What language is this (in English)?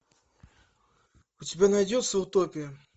Russian